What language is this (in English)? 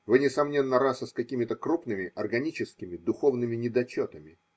Russian